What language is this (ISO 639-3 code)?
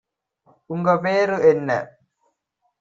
tam